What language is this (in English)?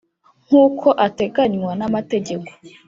Kinyarwanda